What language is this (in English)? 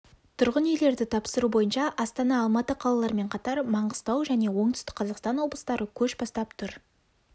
Kazakh